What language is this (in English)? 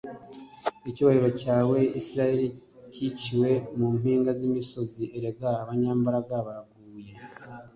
Kinyarwanda